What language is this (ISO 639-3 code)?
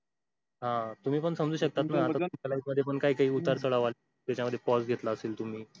mar